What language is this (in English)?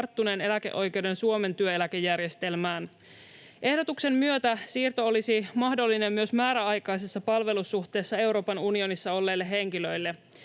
Finnish